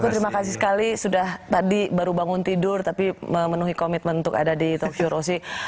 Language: Indonesian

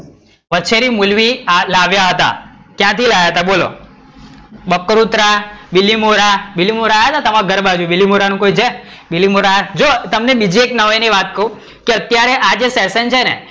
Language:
Gujarati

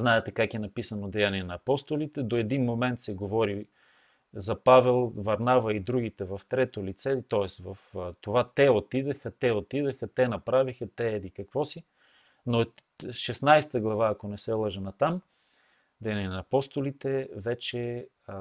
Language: Bulgarian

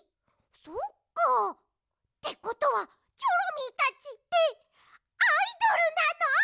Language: Japanese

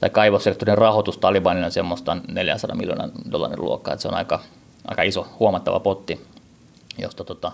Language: Finnish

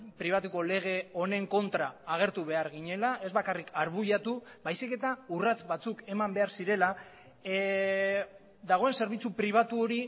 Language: Basque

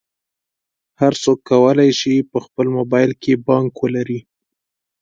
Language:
Pashto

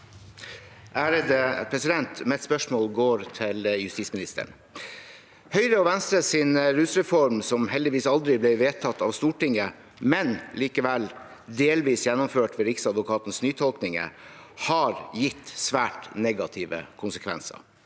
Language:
Norwegian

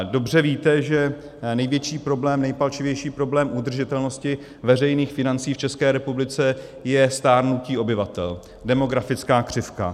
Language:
Czech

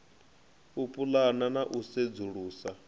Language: Venda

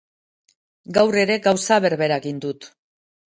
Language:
Basque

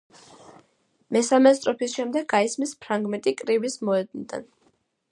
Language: Georgian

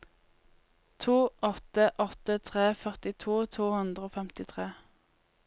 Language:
Norwegian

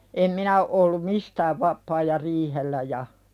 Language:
Finnish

